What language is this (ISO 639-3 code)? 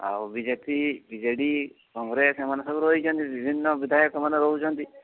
ori